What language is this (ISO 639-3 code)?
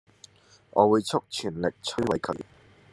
yue